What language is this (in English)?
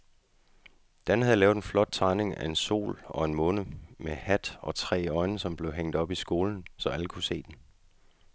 Danish